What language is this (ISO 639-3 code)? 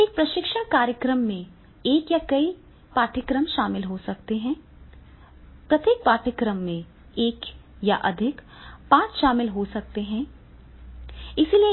hin